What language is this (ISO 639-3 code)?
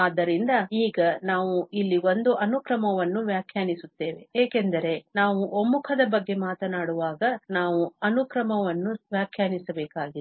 kan